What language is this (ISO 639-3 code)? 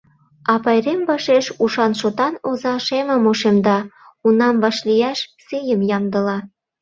chm